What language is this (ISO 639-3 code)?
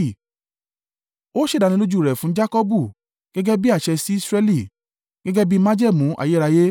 yor